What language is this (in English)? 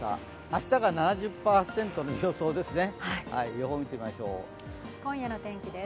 Japanese